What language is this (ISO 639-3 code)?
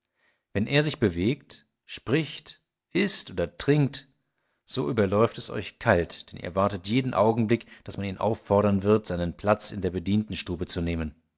deu